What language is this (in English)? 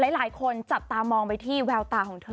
Thai